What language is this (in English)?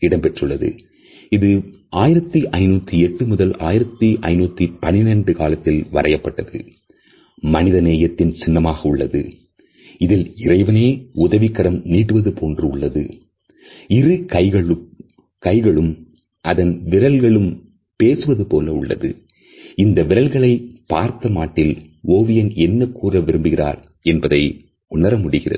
Tamil